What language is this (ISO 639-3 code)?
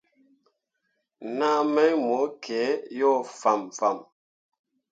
mua